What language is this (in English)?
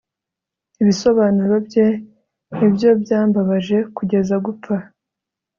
Kinyarwanda